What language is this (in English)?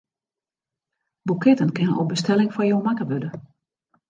Western Frisian